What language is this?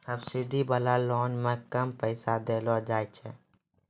Maithili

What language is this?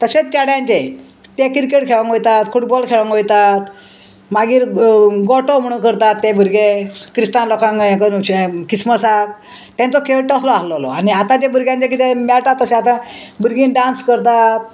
Konkani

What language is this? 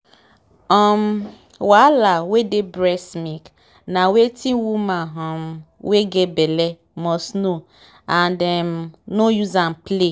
Nigerian Pidgin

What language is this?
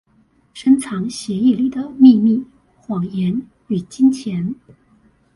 Chinese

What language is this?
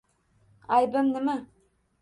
Uzbek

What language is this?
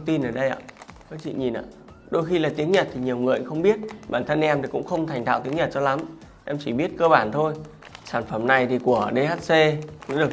Vietnamese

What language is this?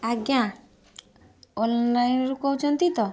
Odia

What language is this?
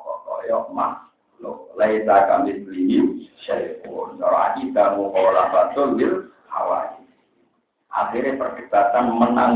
Indonesian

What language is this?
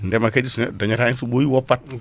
Fula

